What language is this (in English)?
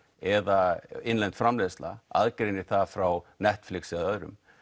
Icelandic